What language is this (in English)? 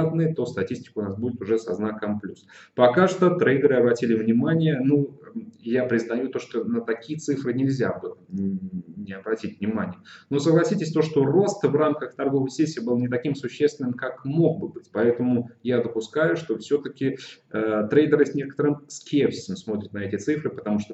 Russian